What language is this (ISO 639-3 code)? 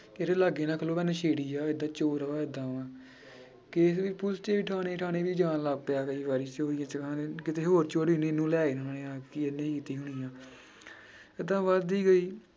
pan